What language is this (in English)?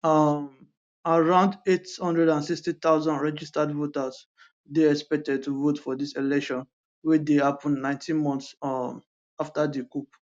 Nigerian Pidgin